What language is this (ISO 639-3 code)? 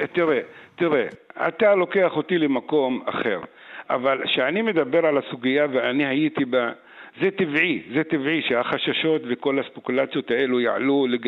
heb